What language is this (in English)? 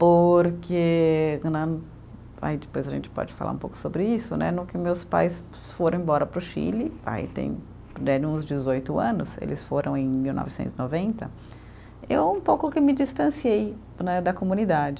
Portuguese